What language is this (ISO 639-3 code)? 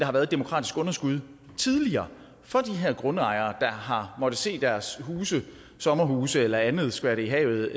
dan